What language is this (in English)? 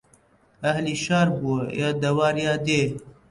Central Kurdish